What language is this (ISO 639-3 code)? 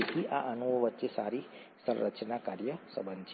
guj